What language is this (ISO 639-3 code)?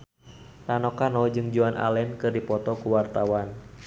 sun